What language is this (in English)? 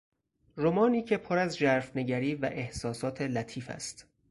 Persian